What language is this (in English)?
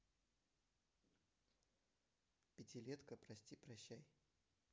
Russian